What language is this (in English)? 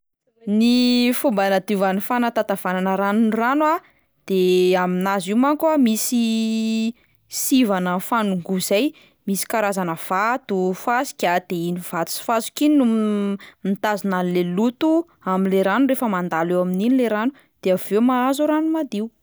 Malagasy